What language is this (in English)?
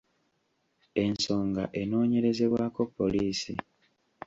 Ganda